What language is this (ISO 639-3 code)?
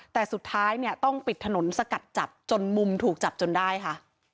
tha